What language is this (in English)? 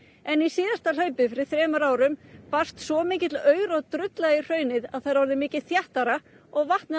Icelandic